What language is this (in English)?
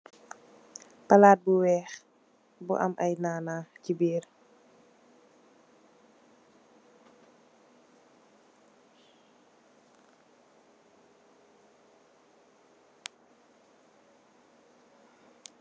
Wolof